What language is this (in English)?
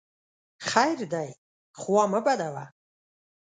Pashto